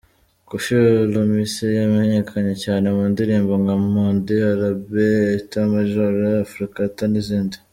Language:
Kinyarwanda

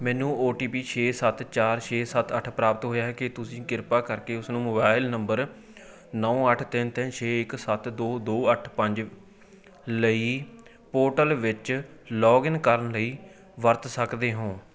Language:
Punjabi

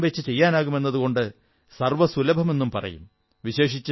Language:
Malayalam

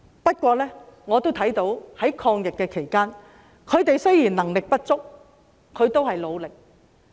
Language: Cantonese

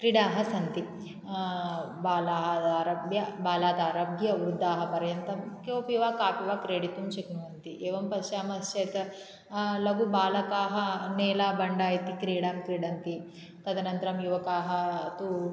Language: Sanskrit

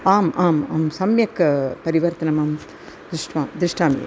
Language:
Sanskrit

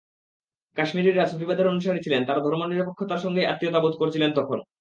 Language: Bangla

